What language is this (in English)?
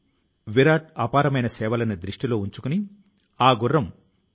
Telugu